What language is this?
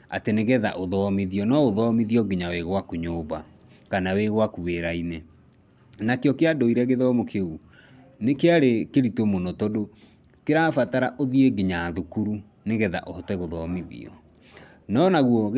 Kikuyu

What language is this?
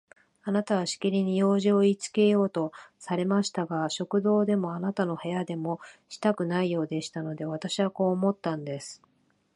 Japanese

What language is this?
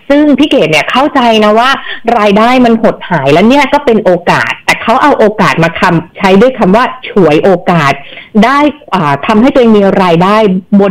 Thai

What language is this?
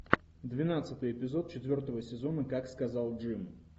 Russian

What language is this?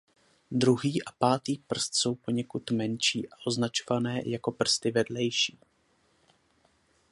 Czech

